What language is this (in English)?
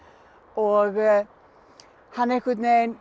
Icelandic